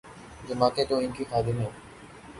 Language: Urdu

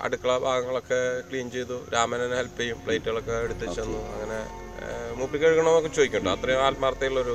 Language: Malayalam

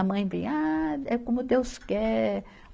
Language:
Portuguese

